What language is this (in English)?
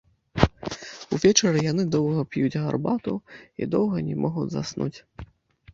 Belarusian